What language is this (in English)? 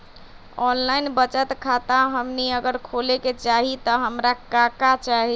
Magahi